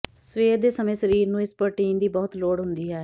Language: Punjabi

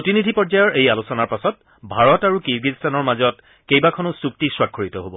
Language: Assamese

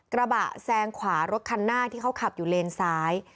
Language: Thai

